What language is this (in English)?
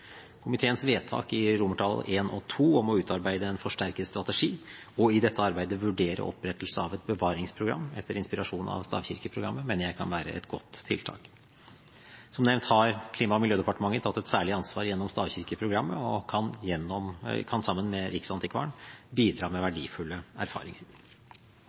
Norwegian Bokmål